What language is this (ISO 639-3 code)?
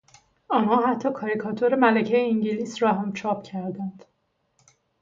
fas